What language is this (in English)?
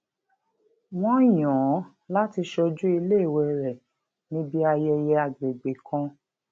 Yoruba